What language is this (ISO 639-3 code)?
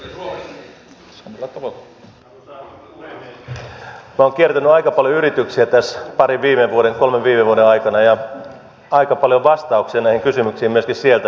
fin